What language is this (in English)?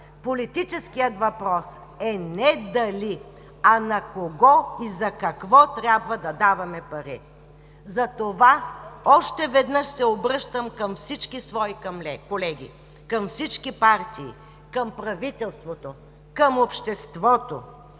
Bulgarian